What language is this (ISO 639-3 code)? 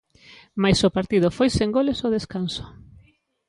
glg